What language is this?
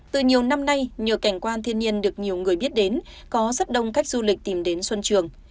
Vietnamese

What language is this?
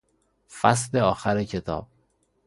Persian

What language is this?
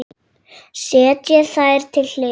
Icelandic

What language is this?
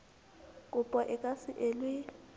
Southern Sotho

